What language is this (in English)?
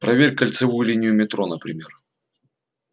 Russian